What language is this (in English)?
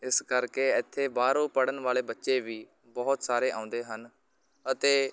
Punjabi